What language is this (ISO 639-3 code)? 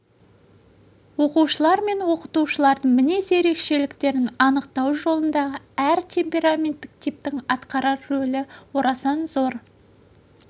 kaz